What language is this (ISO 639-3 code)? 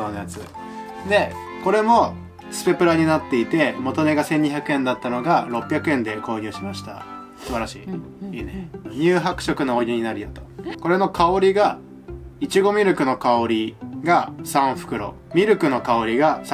jpn